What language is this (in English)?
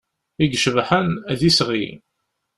Kabyle